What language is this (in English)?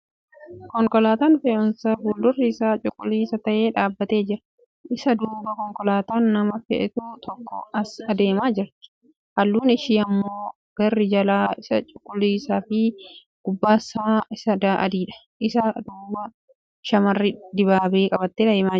Oromo